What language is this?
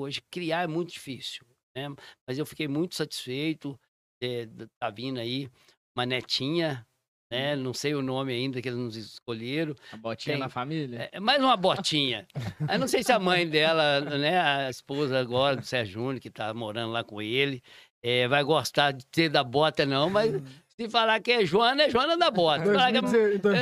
Portuguese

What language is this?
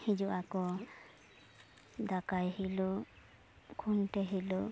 Santali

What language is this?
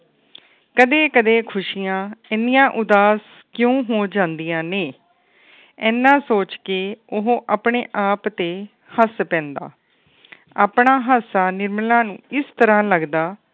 Punjabi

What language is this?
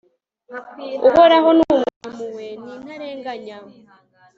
Kinyarwanda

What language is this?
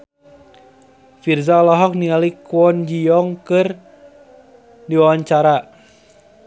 Sundanese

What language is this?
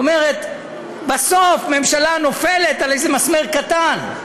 Hebrew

